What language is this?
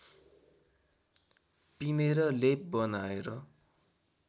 Nepali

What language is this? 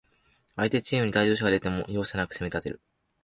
Japanese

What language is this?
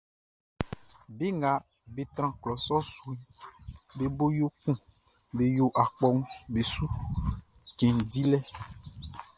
Baoulé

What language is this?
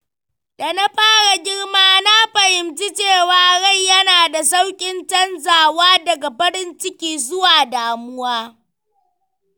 Hausa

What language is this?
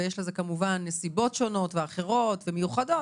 Hebrew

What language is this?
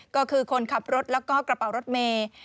Thai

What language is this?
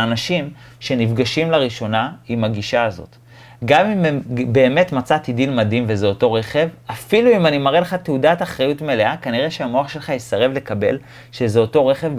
Hebrew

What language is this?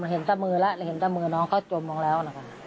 Thai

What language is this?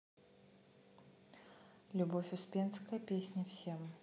Russian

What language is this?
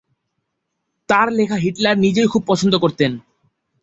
Bangla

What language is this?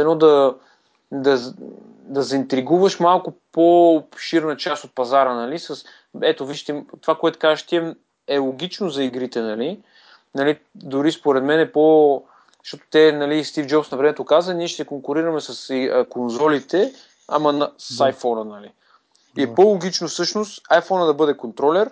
Bulgarian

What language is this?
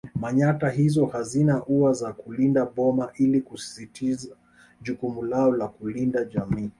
Swahili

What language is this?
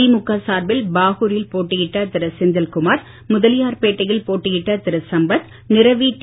Tamil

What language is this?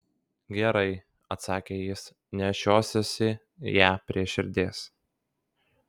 Lithuanian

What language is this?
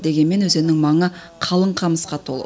Kazakh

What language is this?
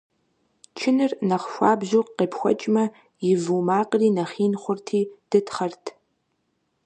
Kabardian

